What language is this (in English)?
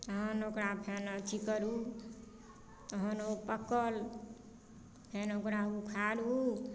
Maithili